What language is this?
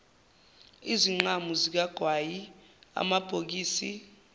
Zulu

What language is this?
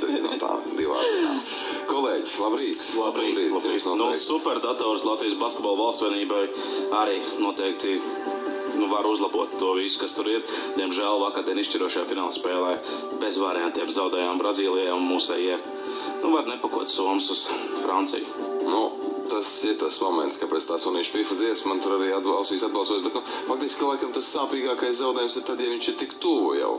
Latvian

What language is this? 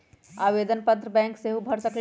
Magahi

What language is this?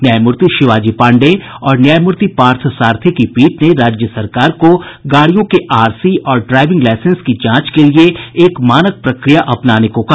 Hindi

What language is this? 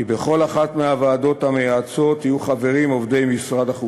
Hebrew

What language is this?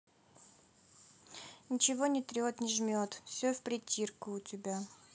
Russian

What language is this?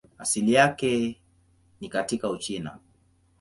Swahili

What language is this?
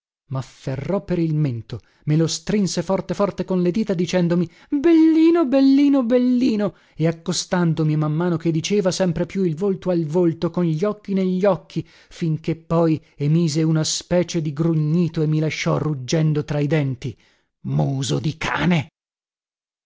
Italian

